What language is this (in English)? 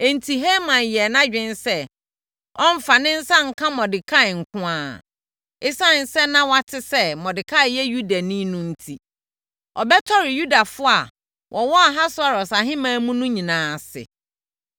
Akan